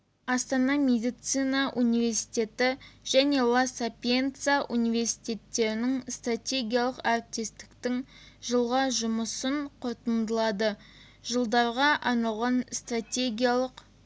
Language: Kazakh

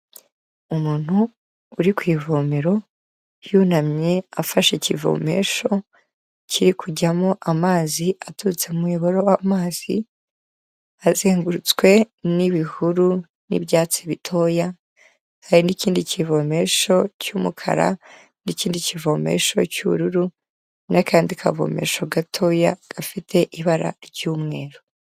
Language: Kinyarwanda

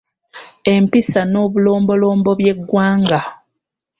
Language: Ganda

